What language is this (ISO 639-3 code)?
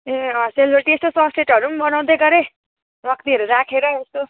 nep